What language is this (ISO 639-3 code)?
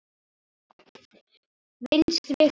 isl